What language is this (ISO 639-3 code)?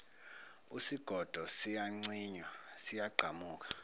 zul